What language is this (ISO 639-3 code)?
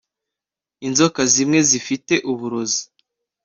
kin